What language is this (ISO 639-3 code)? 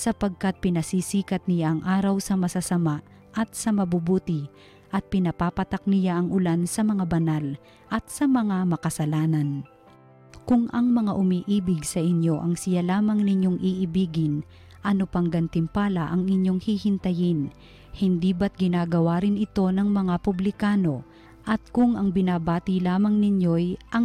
fil